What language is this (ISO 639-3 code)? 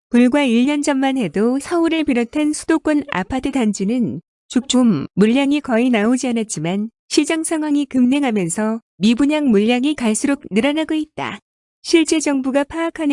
kor